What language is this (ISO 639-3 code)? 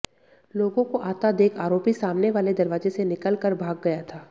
hin